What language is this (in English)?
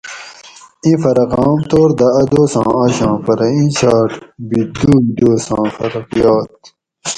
Gawri